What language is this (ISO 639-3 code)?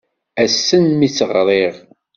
kab